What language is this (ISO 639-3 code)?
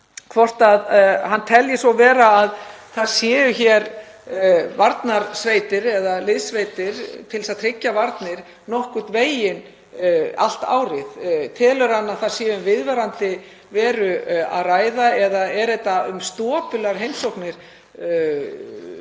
isl